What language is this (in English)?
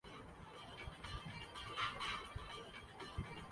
Urdu